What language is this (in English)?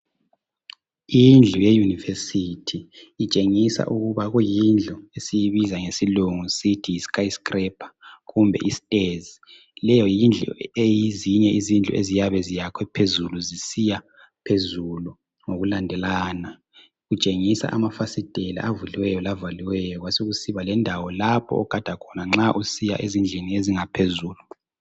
North Ndebele